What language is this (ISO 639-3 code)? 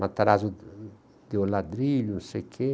por